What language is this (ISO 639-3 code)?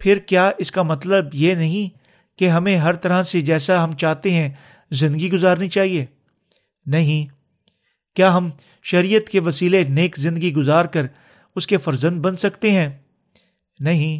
urd